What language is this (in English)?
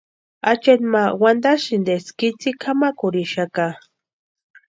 Western Highland Purepecha